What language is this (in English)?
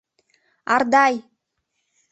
Mari